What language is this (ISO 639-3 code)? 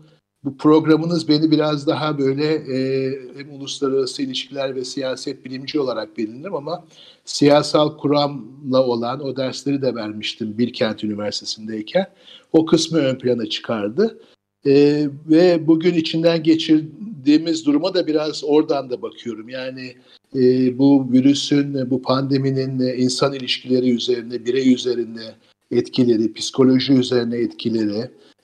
tur